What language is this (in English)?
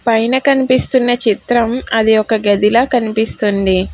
Telugu